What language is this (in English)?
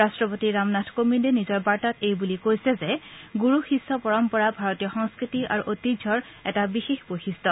Assamese